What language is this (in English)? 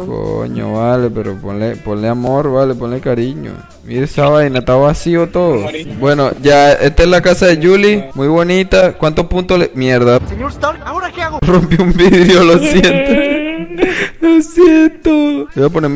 Spanish